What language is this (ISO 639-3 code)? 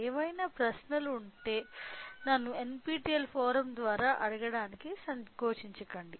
tel